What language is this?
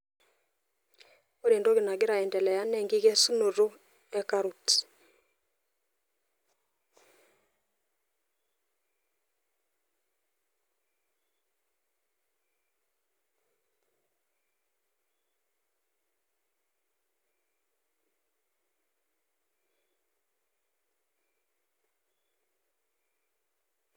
Masai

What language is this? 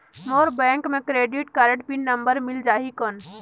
Chhattisgarhi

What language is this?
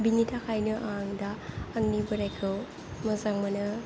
Bodo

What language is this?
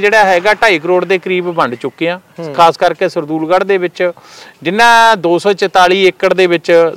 Punjabi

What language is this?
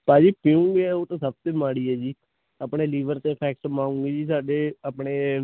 Punjabi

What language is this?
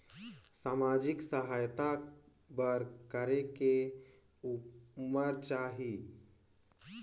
Chhattisgarhi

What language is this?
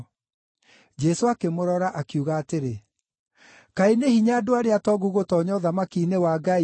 Kikuyu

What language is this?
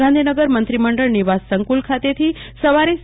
Gujarati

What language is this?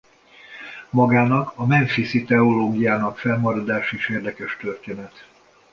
Hungarian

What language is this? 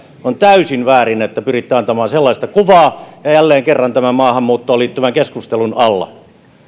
Finnish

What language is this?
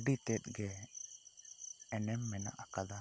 Santali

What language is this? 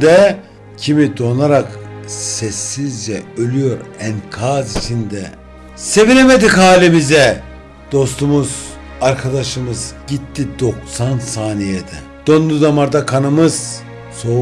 Turkish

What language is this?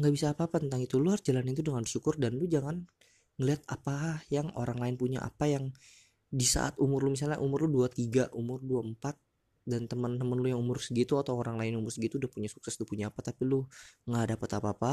Indonesian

